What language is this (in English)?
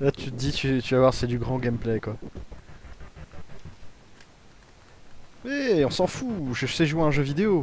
French